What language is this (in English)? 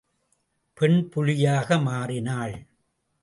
Tamil